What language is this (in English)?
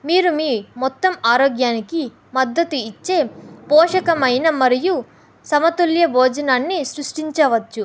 Telugu